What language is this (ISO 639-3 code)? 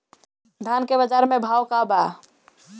bho